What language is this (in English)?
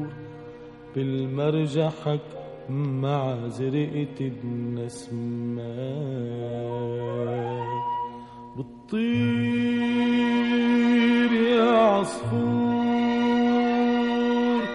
Arabic